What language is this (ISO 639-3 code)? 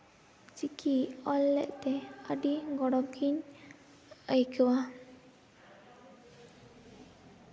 sat